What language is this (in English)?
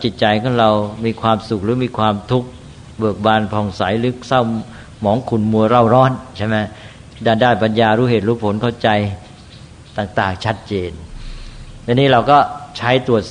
Thai